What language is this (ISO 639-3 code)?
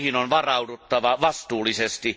fin